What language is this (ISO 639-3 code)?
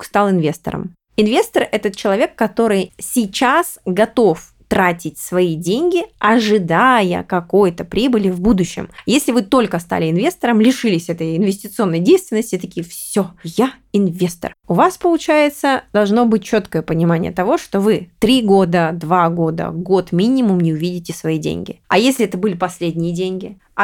rus